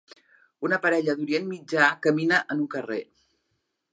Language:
Catalan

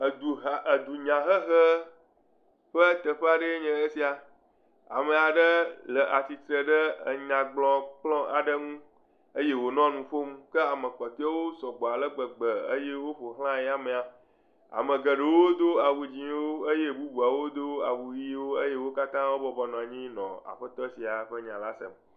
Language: Ewe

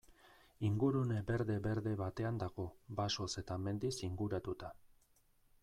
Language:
Basque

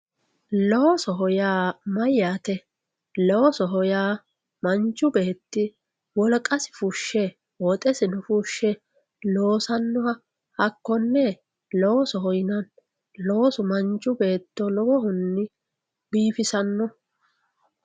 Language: Sidamo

